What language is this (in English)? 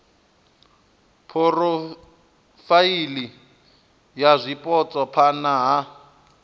Venda